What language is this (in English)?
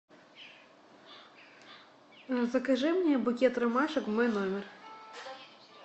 Russian